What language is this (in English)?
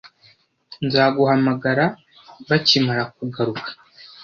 Kinyarwanda